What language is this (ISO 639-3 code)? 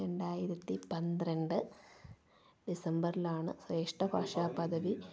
mal